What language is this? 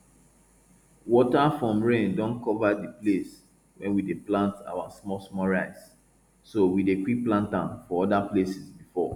Nigerian Pidgin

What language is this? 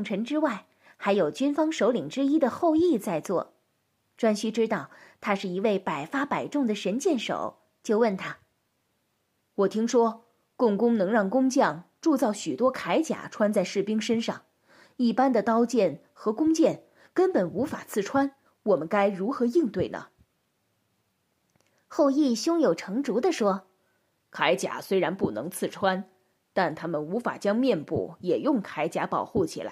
Chinese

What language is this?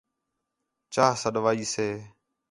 Khetrani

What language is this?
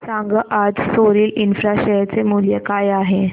Marathi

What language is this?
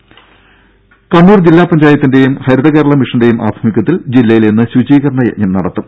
Malayalam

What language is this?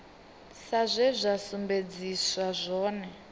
Venda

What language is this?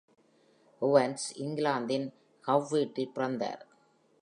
Tamil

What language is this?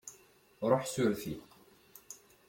Kabyle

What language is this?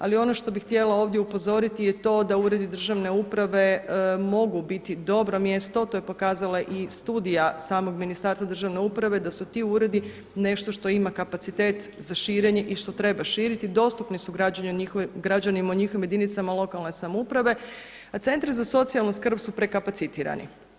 Croatian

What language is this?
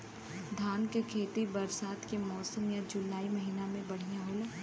Bhojpuri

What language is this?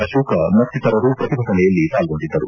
Kannada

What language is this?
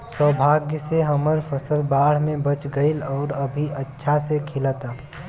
Bhojpuri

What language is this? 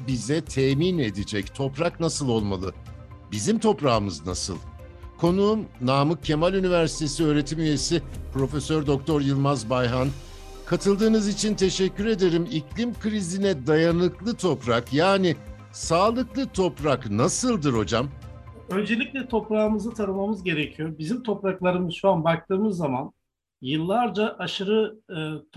Turkish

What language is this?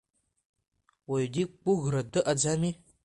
Abkhazian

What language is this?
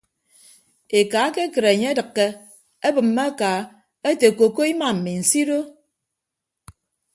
Ibibio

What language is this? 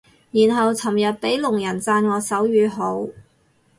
Cantonese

